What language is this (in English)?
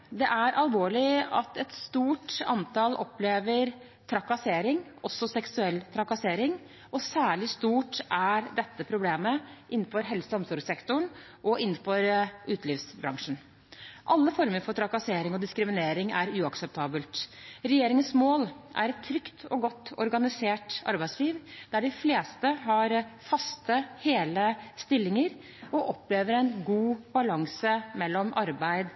Norwegian Bokmål